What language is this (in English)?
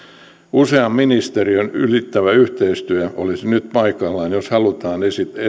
Finnish